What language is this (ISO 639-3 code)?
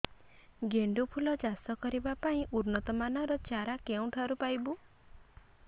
ori